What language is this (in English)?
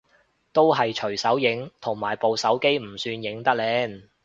Cantonese